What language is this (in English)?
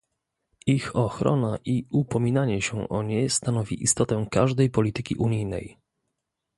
Polish